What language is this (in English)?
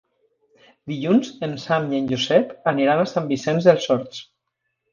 Catalan